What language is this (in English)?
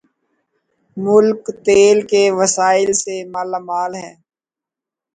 Urdu